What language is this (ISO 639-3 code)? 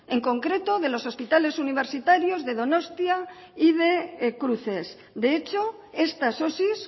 spa